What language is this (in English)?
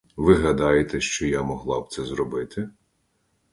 Ukrainian